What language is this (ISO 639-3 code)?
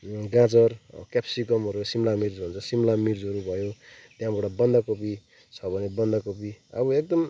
nep